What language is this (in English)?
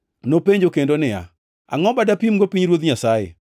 Luo (Kenya and Tanzania)